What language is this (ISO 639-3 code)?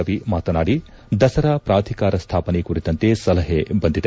kan